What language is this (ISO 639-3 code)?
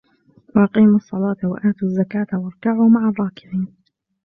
ara